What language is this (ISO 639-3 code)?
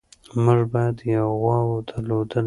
pus